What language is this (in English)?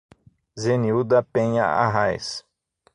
Portuguese